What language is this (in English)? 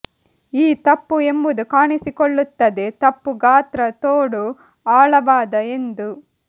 Kannada